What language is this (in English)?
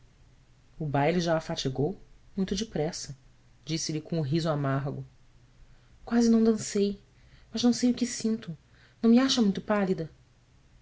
Portuguese